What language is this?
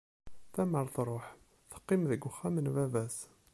Kabyle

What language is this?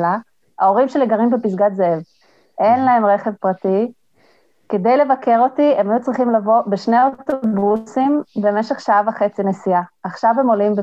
Hebrew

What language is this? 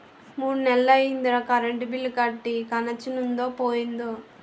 Telugu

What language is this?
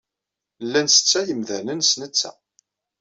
Kabyle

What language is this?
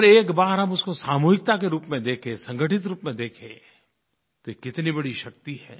Hindi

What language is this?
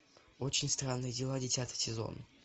Russian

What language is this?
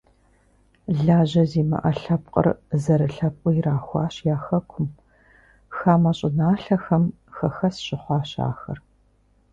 Kabardian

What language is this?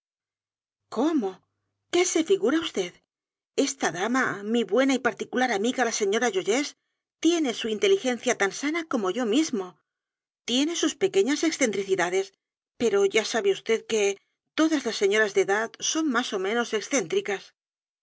Spanish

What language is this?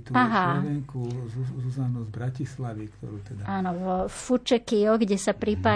Slovak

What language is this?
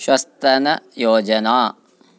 Sanskrit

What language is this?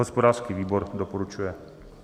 Czech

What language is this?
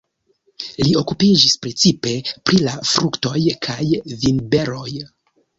Esperanto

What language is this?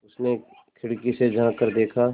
Hindi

